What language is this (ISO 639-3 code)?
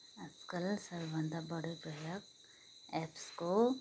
nep